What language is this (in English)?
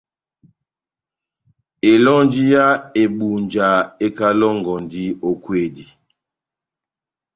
Batanga